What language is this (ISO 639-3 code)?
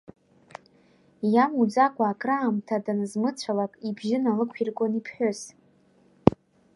abk